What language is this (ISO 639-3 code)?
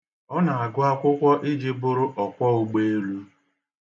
ibo